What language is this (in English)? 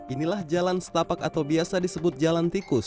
Indonesian